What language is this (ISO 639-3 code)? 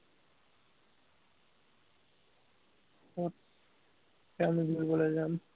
asm